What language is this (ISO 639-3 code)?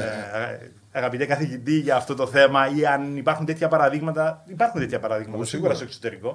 ell